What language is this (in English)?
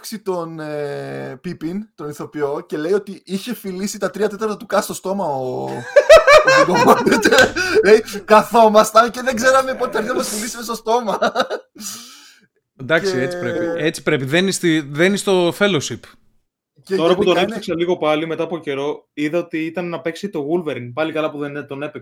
Greek